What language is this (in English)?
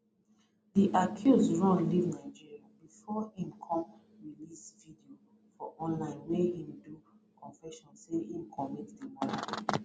Nigerian Pidgin